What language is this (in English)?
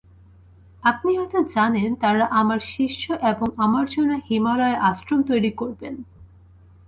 Bangla